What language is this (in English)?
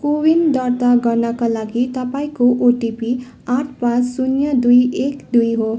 Nepali